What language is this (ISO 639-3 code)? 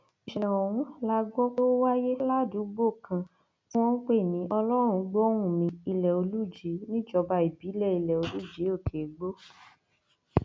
yor